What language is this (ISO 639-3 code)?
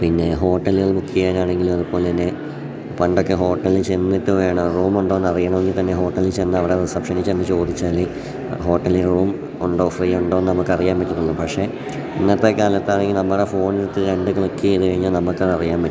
mal